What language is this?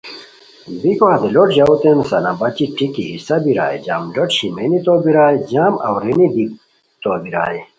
Khowar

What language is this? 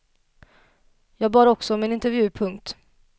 Swedish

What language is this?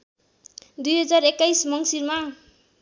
Nepali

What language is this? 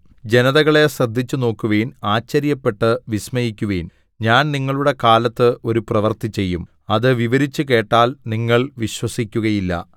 Malayalam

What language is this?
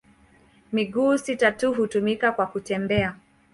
Swahili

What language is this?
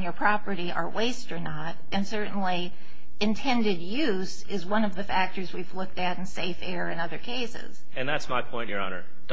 English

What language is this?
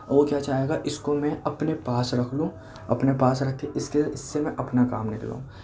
Urdu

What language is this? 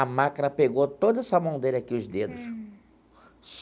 Portuguese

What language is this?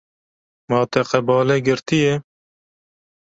Kurdish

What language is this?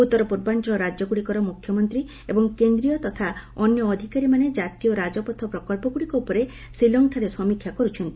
Odia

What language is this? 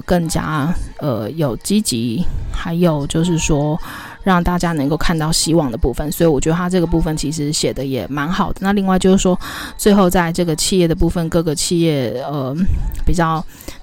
Chinese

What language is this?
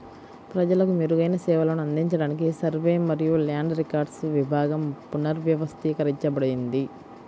Telugu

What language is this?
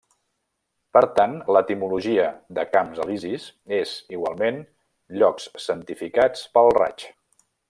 Catalan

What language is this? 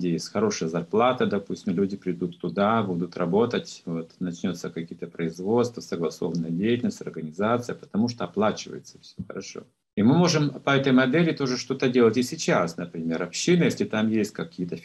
Russian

